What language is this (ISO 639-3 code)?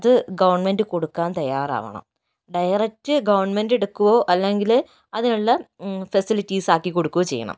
mal